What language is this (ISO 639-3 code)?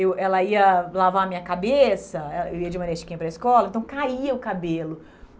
por